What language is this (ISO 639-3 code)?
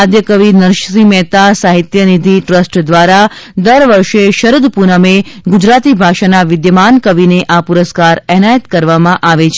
guj